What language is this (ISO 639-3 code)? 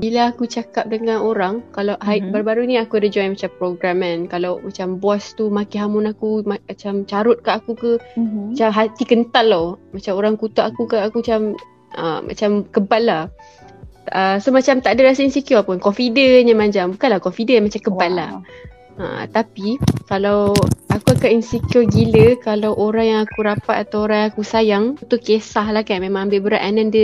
msa